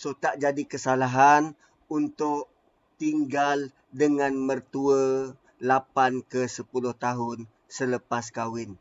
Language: Malay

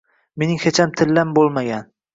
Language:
Uzbek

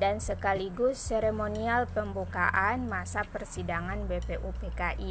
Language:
Indonesian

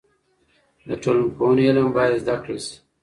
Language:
Pashto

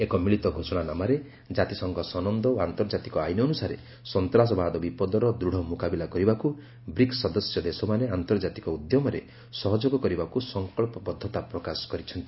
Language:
Odia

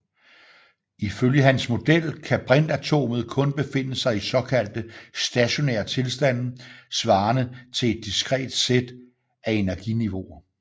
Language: Danish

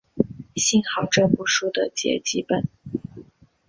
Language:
Chinese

